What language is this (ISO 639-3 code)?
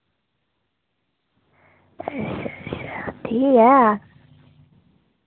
doi